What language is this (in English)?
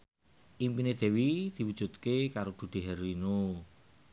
Javanese